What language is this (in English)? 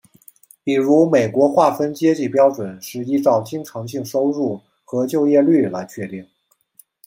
Chinese